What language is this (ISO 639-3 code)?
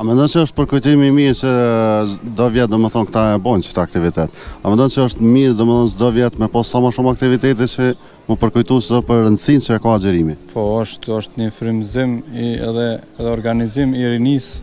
ron